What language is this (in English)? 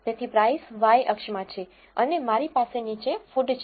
Gujarati